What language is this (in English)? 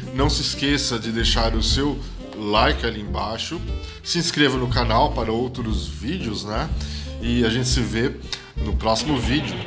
Portuguese